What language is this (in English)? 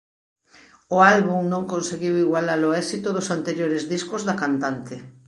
Galician